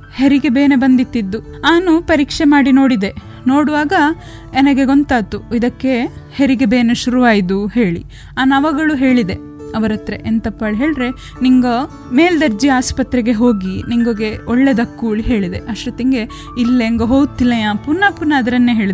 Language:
Kannada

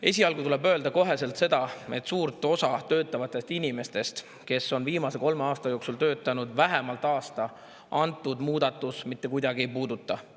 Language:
Estonian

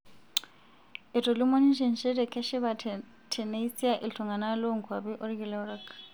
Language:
Masai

